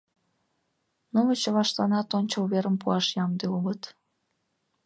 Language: Mari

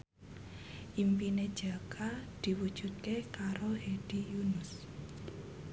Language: Javanese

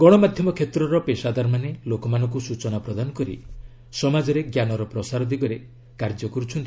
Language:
Odia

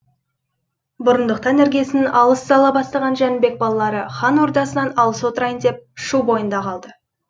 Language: Kazakh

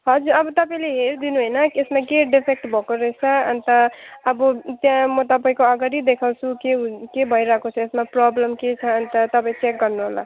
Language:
Nepali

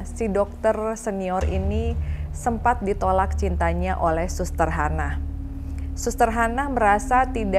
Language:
Indonesian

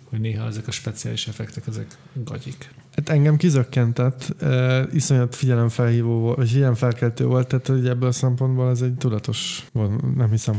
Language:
Hungarian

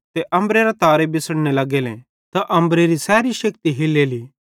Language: Bhadrawahi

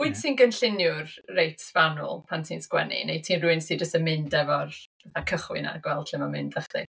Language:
Welsh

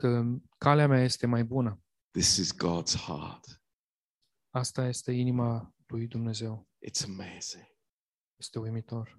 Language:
Romanian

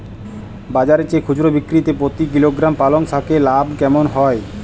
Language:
Bangla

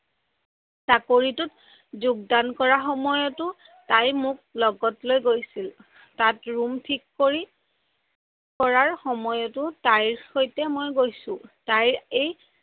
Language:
Assamese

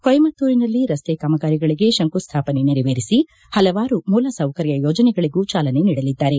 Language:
Kannada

